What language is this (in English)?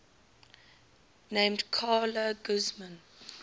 English